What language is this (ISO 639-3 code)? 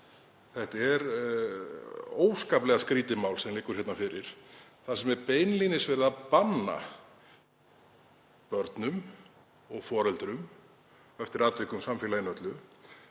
isl